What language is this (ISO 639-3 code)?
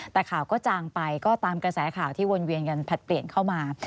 tha